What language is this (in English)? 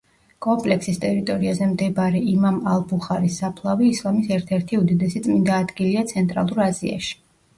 Georgian